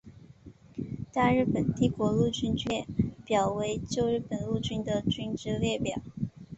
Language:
Chinese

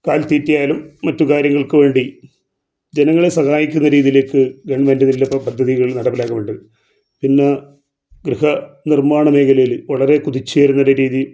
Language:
Malayalam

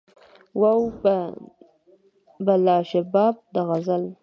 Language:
Pashto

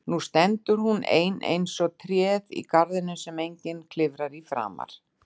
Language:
Icelandic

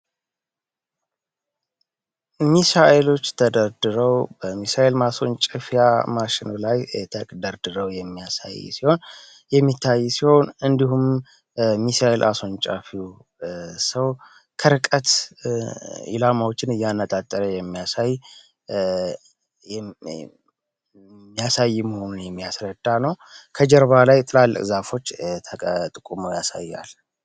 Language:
Amharic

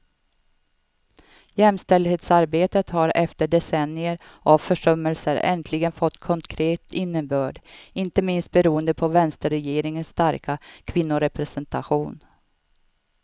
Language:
Swedish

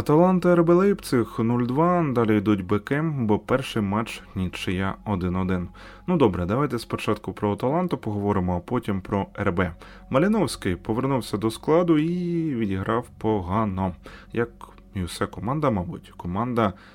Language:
Ukrainian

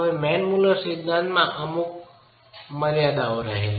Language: Gujarati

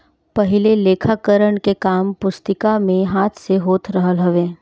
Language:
Bhojpuri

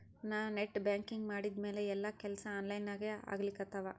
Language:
Kannada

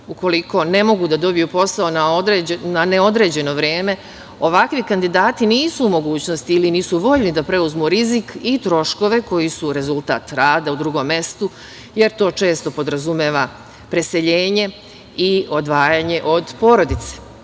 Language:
Serbian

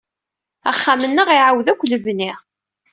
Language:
Kabyle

